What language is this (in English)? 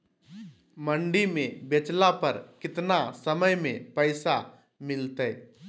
Magahi